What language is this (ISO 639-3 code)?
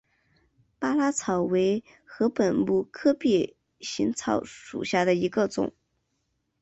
zho